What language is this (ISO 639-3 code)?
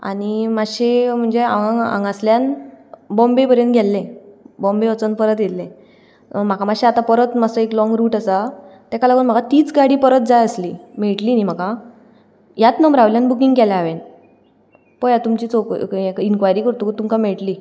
kok